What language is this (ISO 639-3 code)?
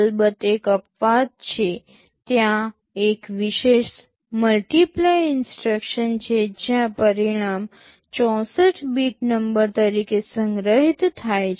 guj